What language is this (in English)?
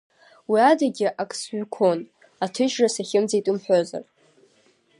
Abkhazian